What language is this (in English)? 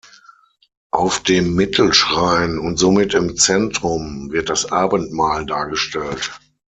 German